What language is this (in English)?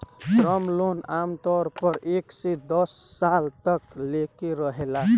Bhojpuri